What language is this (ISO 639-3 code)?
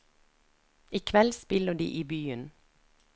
nor